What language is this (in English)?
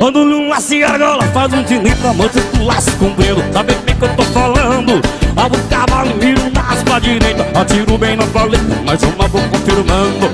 Portuguese